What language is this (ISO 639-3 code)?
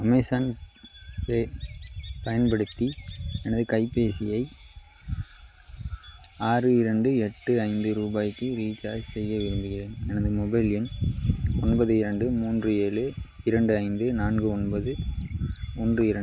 tam